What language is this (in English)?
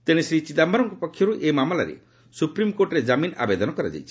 Odia